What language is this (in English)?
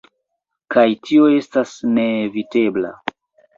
Esperanto